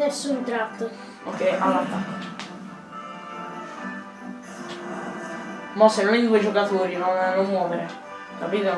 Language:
Italian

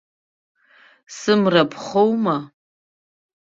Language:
Abkhazian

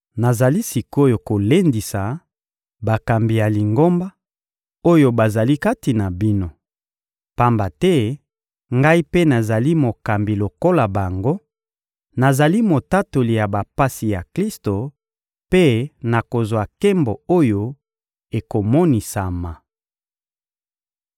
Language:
Lingala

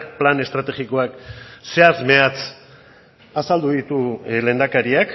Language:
Basque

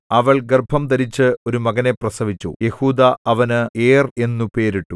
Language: Malayalam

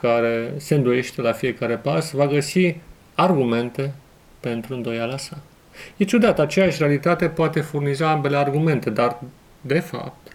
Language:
Romanian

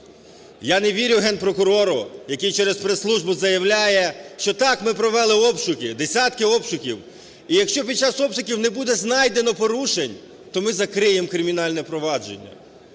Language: Ukrainian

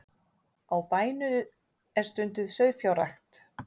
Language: Icelandic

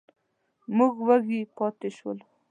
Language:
Pashto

